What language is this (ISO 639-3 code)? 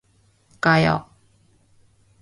kor